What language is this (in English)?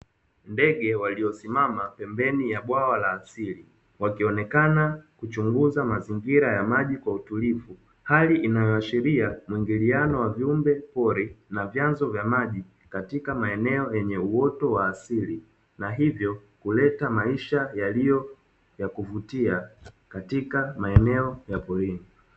Swahili